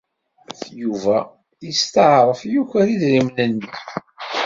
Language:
Kabyle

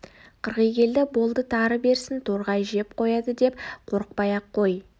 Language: Kazakh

